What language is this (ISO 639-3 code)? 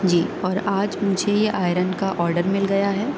urd